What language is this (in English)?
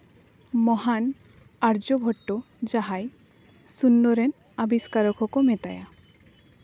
Santali